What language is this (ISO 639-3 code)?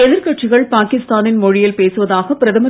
tam